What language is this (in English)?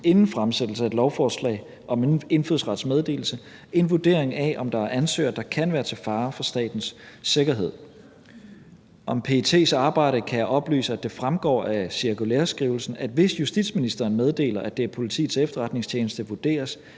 Danish